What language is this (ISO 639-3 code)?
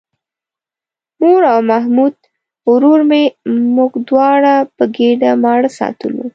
pus